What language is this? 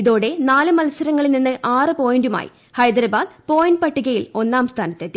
Malayalam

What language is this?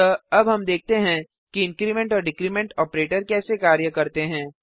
Hindi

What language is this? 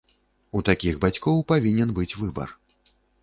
Belarusian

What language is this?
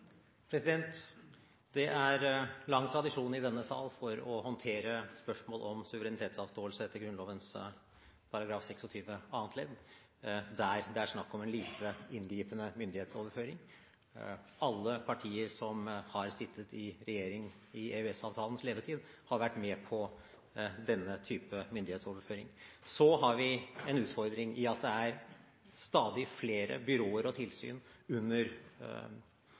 Norwegian Bokmål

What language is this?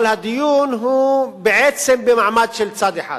Hebrew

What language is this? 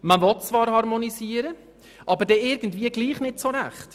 Swiss German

